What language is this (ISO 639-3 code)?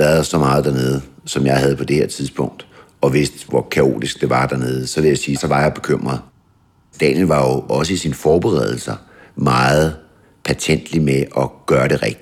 dan